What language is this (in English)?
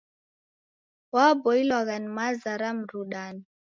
Taita